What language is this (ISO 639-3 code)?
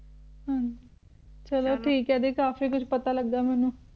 pan